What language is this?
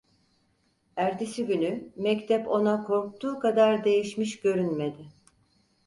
Turkish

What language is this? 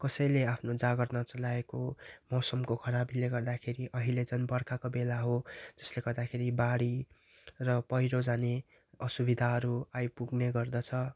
Nepali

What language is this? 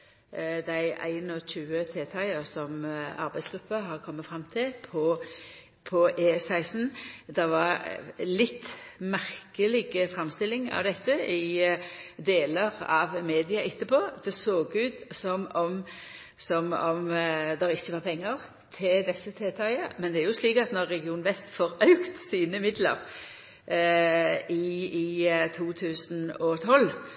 Norwegian Nynorsk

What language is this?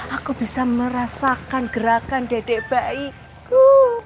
Indonesian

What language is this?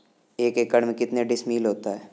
Hindi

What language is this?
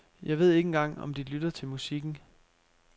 Danish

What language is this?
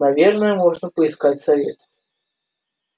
Russian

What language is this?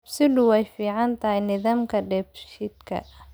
Somali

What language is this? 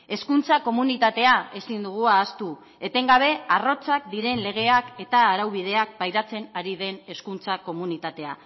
Basque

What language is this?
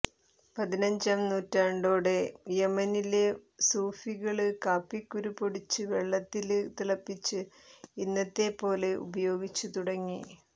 Malayalam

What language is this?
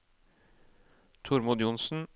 Norwegian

